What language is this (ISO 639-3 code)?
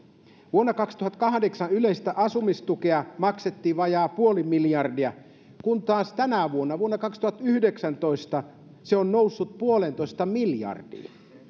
fin